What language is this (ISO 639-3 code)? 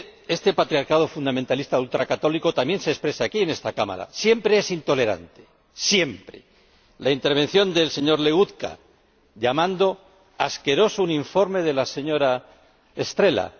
spa